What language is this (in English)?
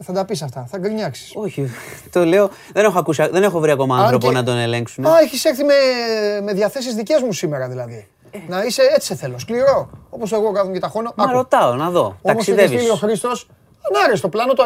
Greek